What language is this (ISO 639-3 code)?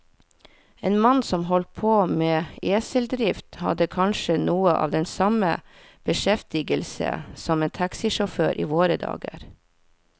nor